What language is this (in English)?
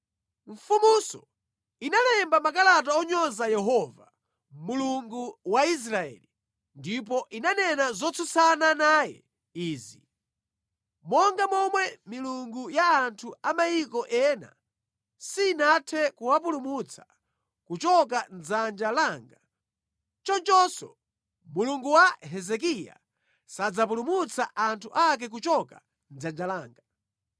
Nyanja